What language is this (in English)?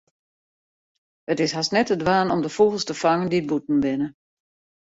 Western Frisian